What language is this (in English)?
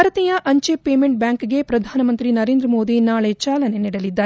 Kannada